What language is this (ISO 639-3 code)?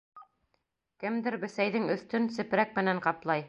bak